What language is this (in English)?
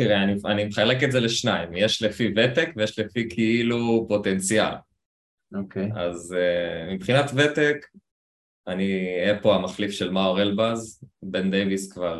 Hebrew